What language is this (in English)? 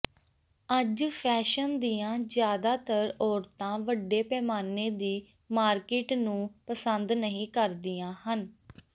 Punjabi